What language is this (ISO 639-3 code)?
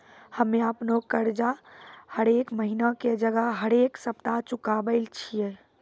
mai